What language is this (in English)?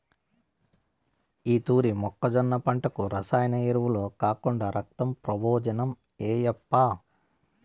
Telugu